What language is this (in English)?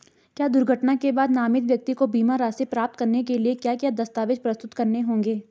Hindi